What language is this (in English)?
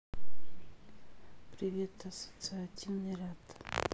Russian